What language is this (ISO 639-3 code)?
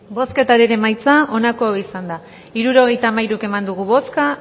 eus